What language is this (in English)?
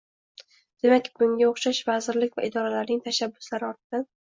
Uzbek